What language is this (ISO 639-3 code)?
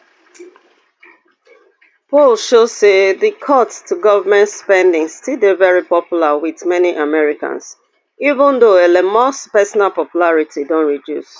pcm